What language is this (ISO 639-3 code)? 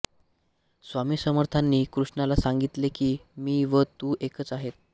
mar